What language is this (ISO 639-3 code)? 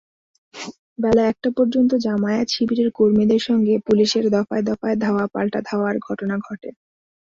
ben